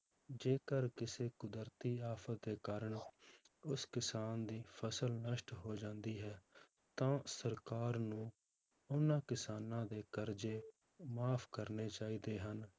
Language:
Punjabi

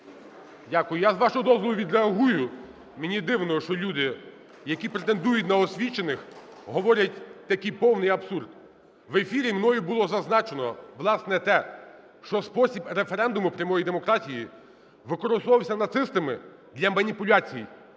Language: Ukrainian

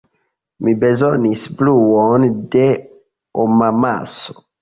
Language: Esperanto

